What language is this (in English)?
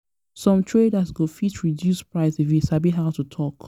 Nigerian Pidgin